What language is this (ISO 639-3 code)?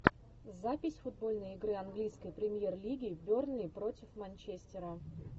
rus